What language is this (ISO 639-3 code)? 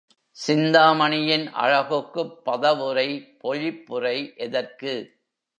tam